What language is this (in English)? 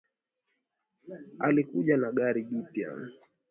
Swahili